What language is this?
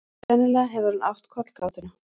Icelandic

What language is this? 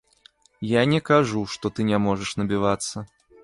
Belarusian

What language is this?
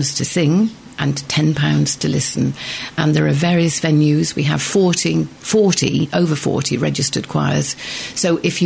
English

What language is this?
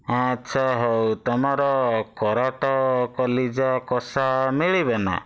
Odia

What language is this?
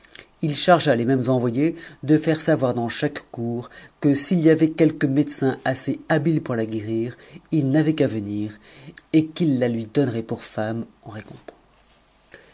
French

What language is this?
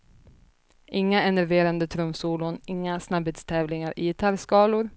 Swedish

